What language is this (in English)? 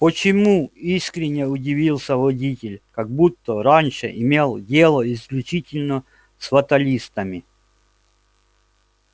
Russian